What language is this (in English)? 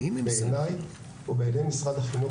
Hebrew